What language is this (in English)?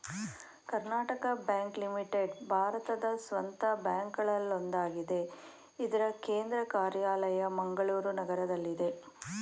Kannada